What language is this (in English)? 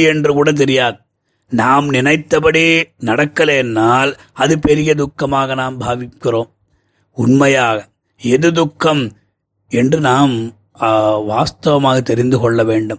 Tamil